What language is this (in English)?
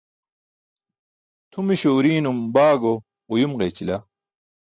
Burushaski